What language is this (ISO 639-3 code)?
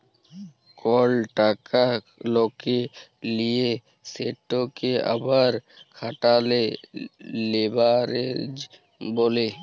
ben